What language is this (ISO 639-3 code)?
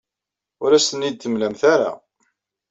kab